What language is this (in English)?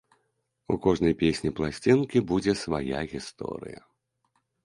Belarusian